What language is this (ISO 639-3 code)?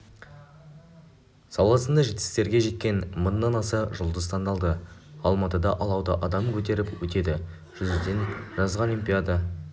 kaz